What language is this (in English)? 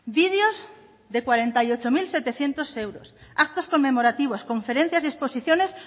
Spanish